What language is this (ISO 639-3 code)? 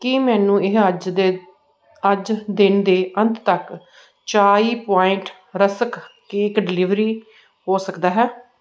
pan